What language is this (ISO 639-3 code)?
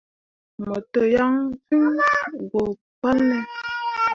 mua